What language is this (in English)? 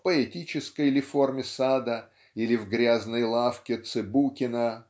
Russian